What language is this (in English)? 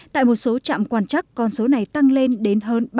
Vietnamese